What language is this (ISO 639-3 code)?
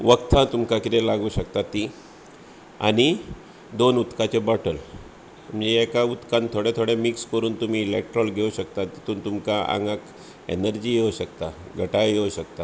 kok